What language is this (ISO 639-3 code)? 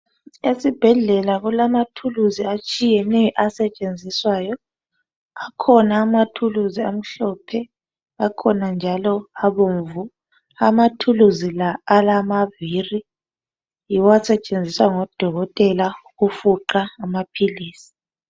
nde